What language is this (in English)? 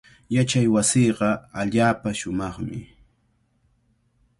Cajatambo North Lima Quechua